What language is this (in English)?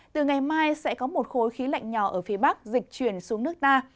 Vietnamese